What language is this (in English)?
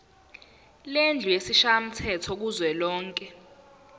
Zulu